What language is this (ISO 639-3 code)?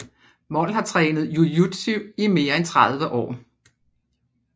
dan